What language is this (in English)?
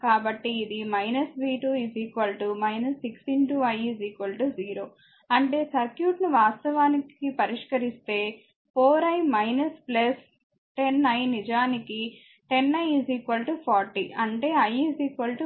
Telugu